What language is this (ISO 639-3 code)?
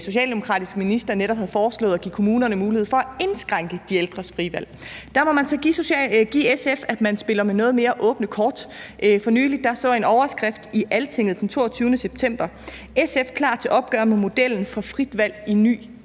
dan